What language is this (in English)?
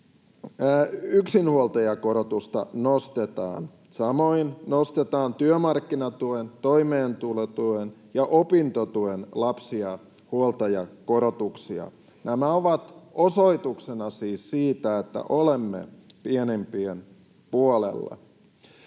Finnish